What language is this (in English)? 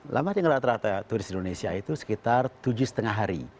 Indonesian